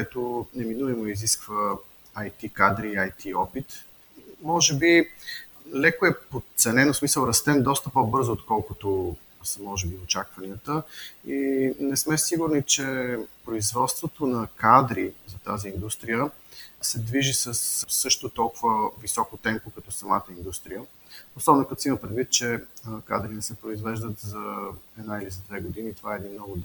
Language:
Bulgarian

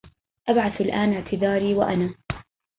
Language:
Arabic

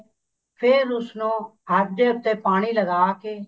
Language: Punjabi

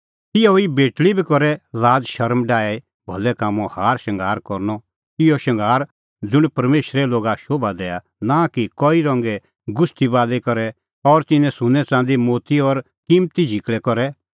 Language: Kullu Pahari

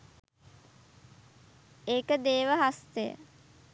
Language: Sinhala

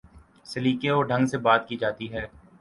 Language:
Urdu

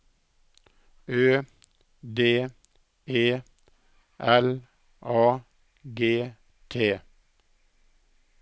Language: Norwegian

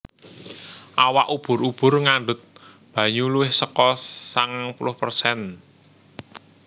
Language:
Javanese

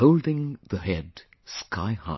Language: English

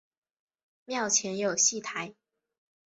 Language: Chinese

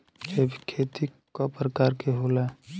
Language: Bhojpuri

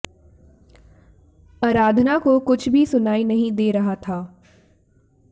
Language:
Hindi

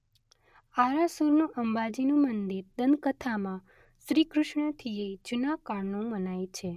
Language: Gujarati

